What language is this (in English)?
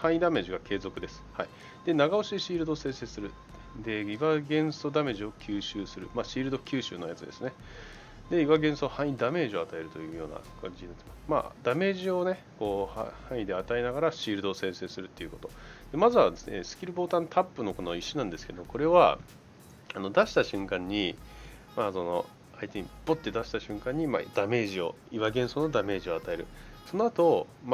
Japanese